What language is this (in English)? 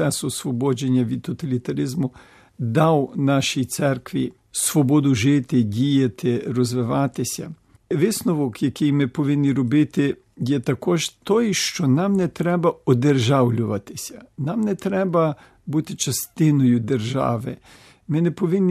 Ukrainian